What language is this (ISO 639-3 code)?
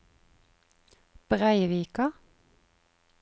nor